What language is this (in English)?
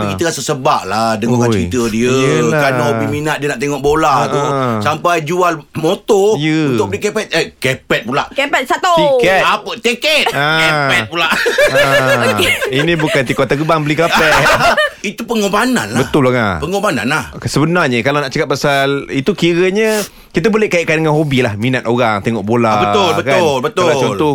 Malay